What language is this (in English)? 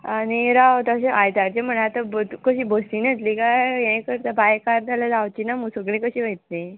Konkani